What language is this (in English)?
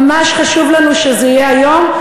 Hebrew